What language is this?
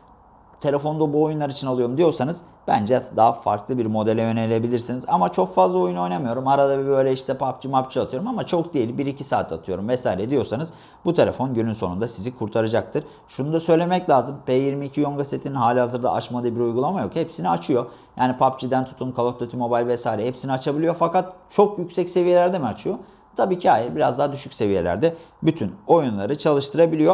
Turkish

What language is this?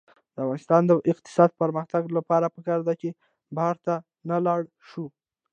Pashto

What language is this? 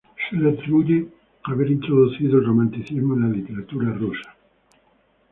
Spanish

